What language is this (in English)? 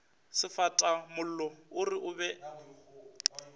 Northern Sotho